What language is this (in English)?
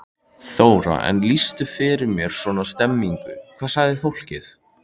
Icelandic